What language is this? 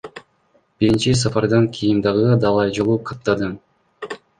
Kyrgyz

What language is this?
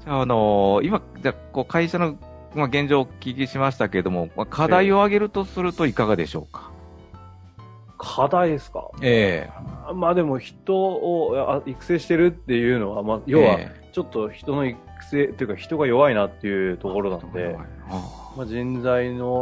Japanese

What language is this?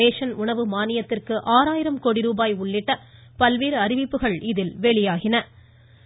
Tamil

